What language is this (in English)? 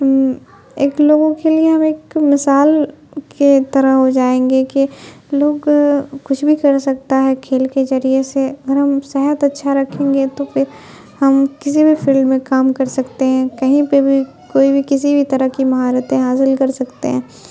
Urdu